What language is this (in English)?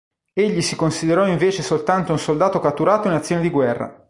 Italian